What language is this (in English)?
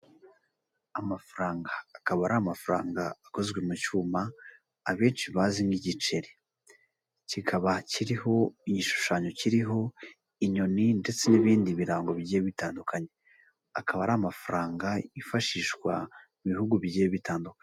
Kinyarwanda